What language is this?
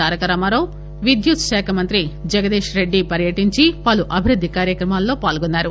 Telugu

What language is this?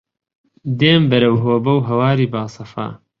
Central Kurdish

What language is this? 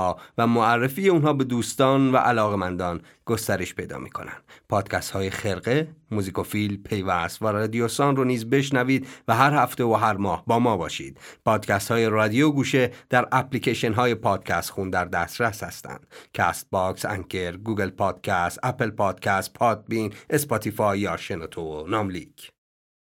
Persian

